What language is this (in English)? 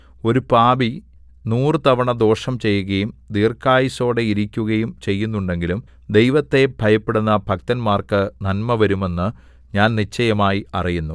Malayalam